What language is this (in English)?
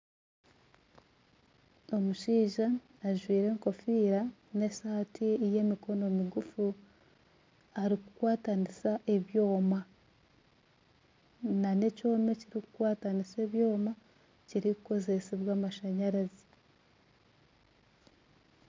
Nyankole